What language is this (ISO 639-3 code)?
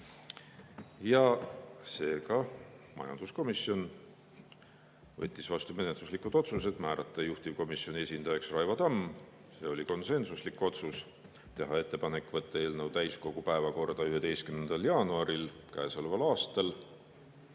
est